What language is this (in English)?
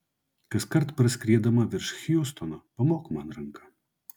Lithuanian